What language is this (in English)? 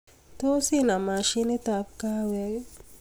Kalenjin